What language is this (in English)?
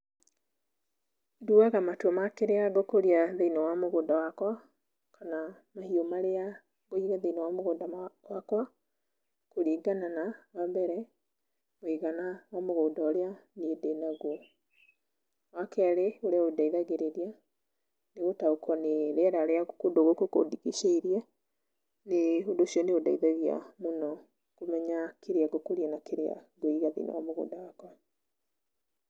Kikuyu